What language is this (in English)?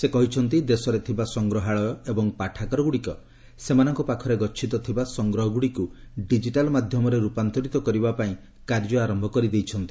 Odia